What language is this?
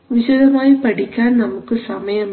Malayalam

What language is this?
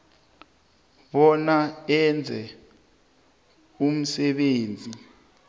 South Ndebele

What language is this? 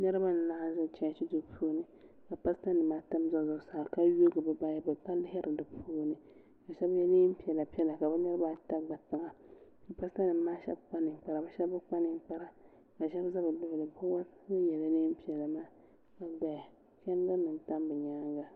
Dagbani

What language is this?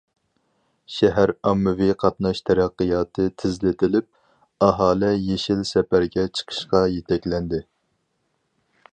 Uyghur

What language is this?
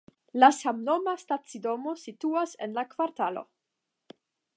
Esperanto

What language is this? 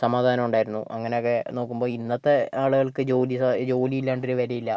Malayalam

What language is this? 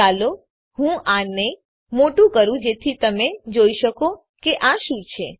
Gujarati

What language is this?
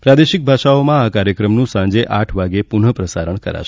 Gujarati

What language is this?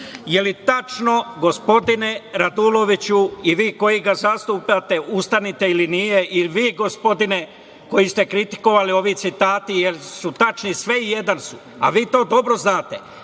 Serbian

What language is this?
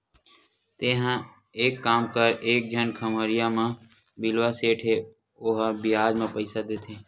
Chhattisgarhi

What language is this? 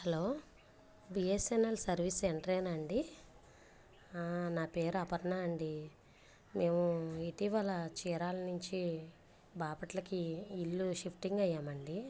Telugu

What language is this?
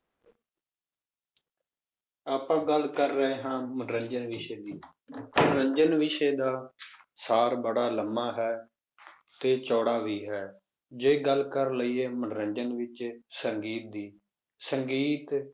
Punjabi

